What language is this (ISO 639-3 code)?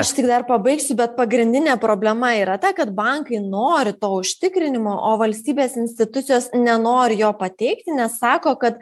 lit